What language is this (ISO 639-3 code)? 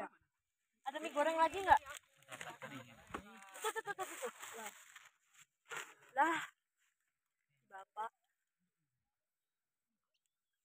ind